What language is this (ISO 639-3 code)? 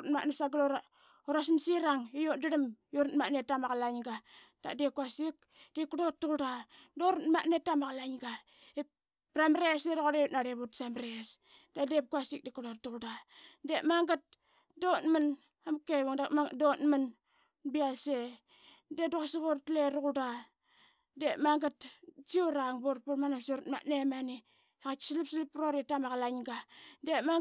byx